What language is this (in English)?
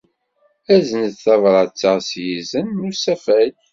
Kabyle